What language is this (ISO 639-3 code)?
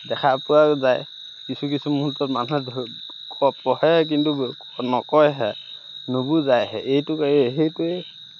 asm